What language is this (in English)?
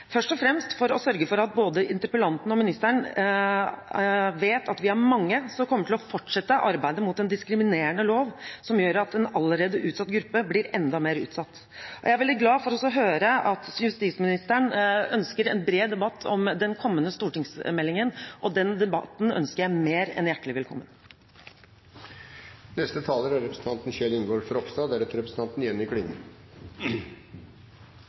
Norwegian Bokmål